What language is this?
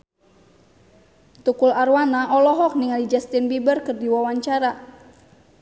Sundanese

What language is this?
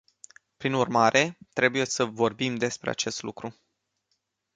Romanian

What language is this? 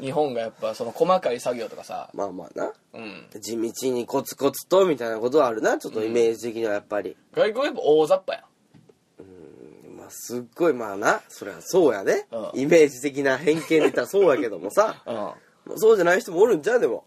Japanese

